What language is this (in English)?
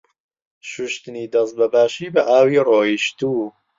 Central Kurdish